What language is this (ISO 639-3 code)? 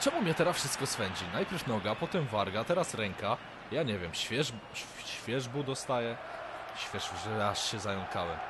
pol